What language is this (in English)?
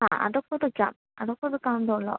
Malayalam